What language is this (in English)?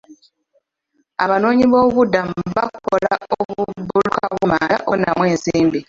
Ganda